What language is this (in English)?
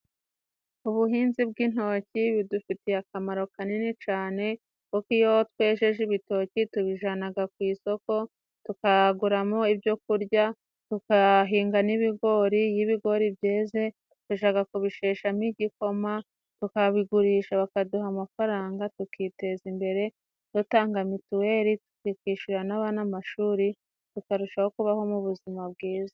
Kinyarwanda